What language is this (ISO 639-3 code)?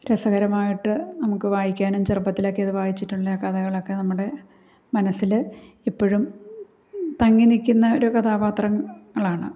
mal